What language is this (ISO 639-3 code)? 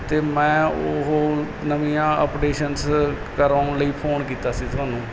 pan